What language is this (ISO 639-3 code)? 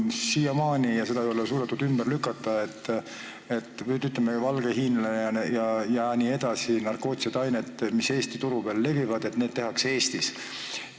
est